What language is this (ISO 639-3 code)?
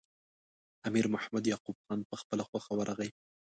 pus